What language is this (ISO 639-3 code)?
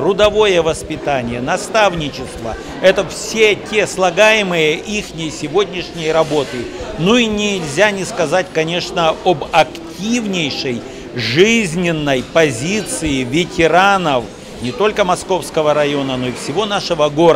rus